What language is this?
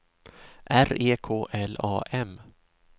Swedish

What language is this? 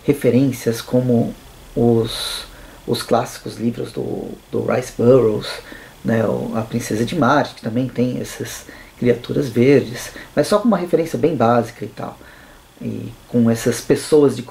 Portuguese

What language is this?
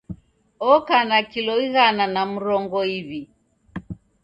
Taita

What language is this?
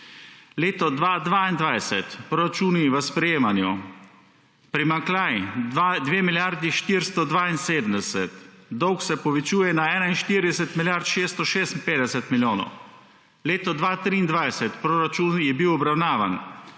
Slovenian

